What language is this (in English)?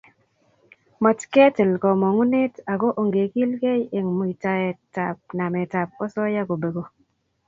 Kalenjin